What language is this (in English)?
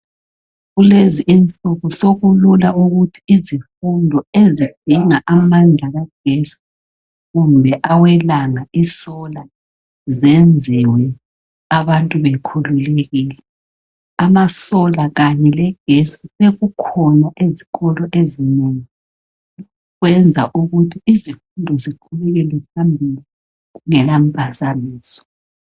North Ndebele